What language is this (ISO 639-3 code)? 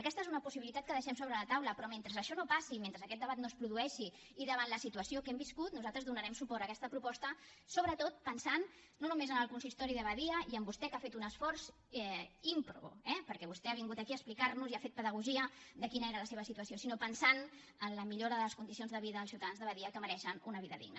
cat